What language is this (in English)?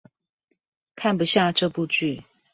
Chinese